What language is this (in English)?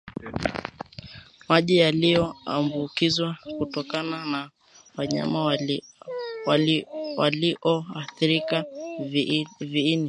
Swahili